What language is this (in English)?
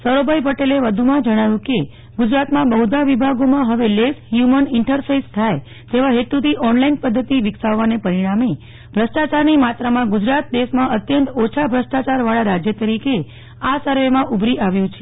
Gujarati